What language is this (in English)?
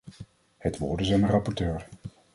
Dutch